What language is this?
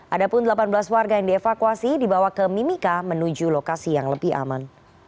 Indonesian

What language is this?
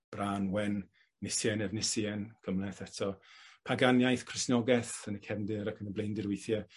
Welsh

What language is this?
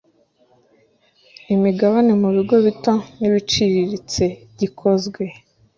Kinyarwanda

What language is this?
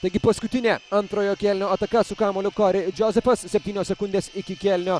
Lithuanian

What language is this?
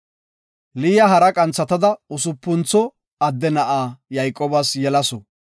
Gofa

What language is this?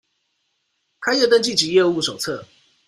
Chinese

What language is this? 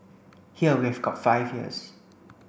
English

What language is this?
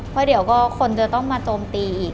Thai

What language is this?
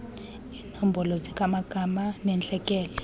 Xhosa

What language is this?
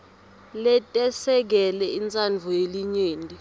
Swati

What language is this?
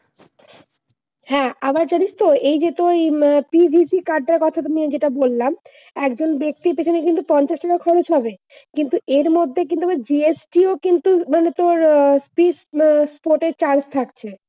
Bangla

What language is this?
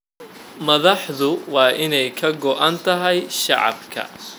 Somali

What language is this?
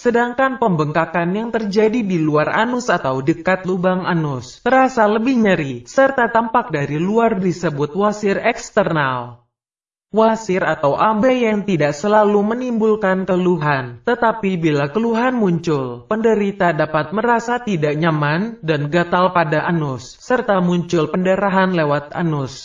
Indonesian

